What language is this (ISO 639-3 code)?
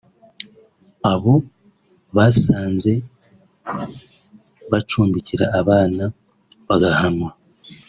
kin